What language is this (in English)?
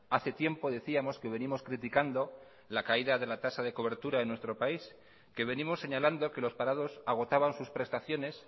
Spanish